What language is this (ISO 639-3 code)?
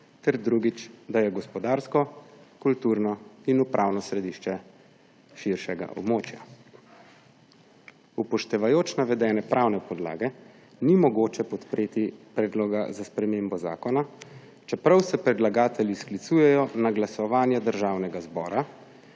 slv